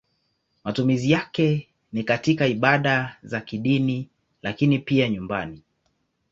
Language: Swahili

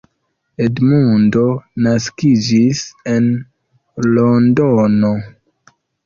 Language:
Esperanto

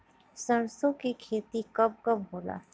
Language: Bhojpuri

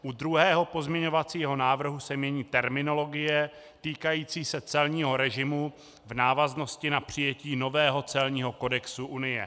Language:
Czech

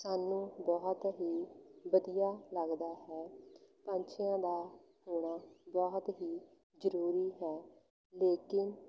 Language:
Punjabi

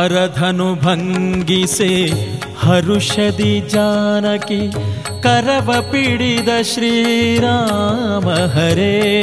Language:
Kannada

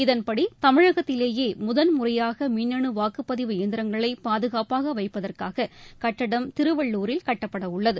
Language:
Tamil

